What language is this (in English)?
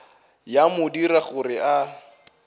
Northern Sotho